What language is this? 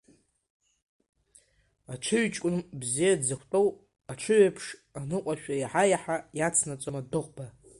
Abkhazian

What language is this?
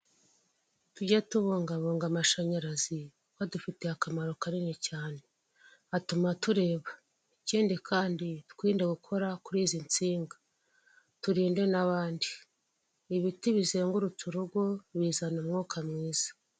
Kinyarwanda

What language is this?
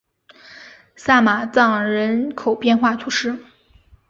Chinese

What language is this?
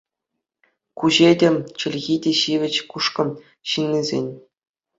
Chuvash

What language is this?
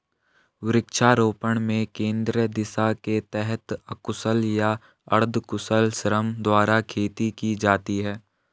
Hindi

